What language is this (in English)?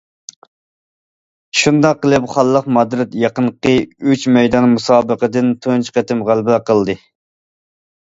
Uyghur